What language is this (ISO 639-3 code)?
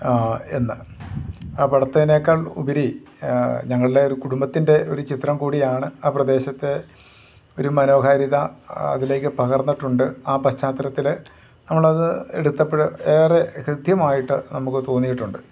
mal